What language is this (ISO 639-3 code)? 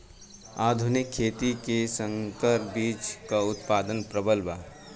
bho